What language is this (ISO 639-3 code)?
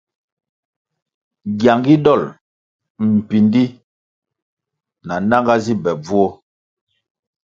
nmg